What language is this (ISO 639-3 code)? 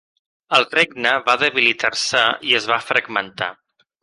cat